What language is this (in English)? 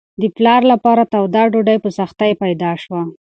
Pashto